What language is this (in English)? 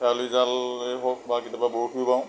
Assamese